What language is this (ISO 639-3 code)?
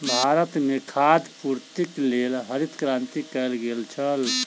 mai